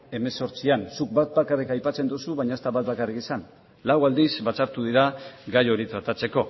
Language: Basque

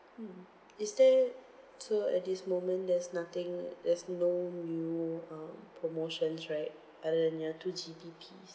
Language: English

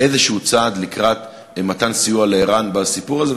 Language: Hebrew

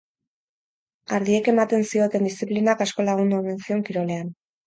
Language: Basque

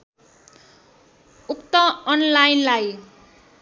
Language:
Nepali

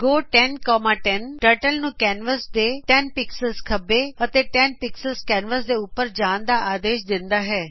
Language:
Punjabi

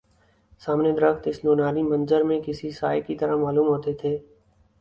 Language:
Urdu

